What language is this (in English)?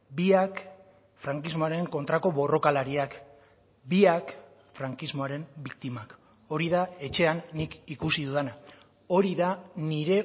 Basque